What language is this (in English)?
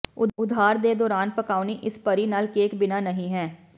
Punjabi